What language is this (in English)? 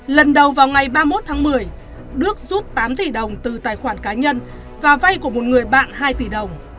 Vietnamese